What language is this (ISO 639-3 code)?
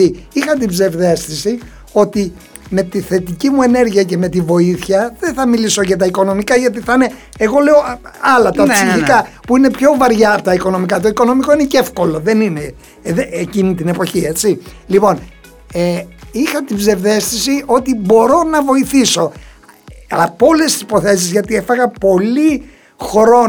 ell